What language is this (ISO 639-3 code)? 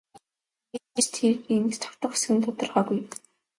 mon